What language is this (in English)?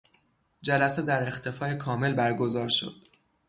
Persian